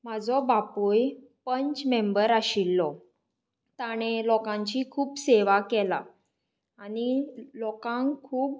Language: Konkani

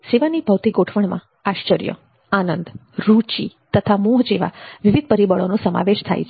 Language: Gujarati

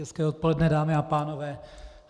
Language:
Czech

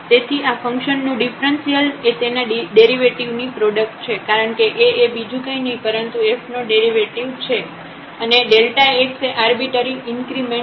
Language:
Gujarati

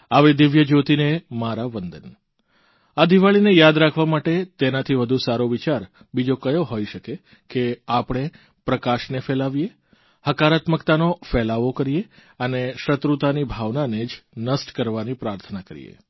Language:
Gujarati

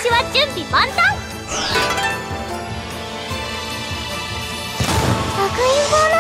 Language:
Japanese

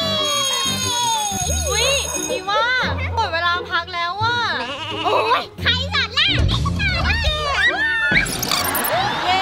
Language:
Thai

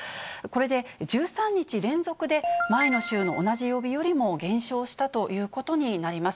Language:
Japanese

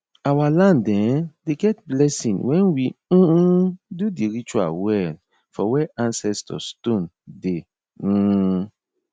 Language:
Nigerian Pidgin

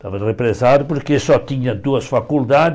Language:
Portuguese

